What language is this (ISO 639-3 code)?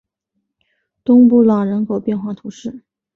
zho